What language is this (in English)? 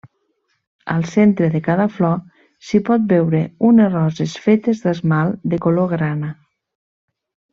Catalan